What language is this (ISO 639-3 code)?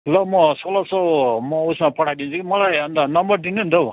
nep